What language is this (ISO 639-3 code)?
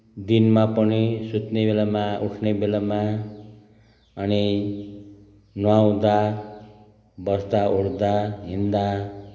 nep